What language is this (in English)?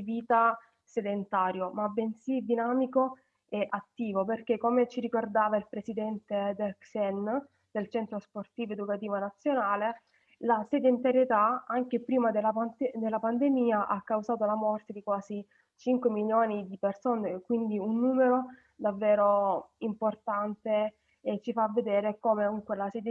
Italian